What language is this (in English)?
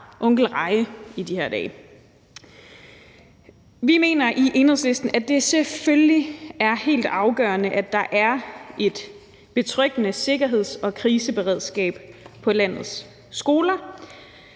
Danish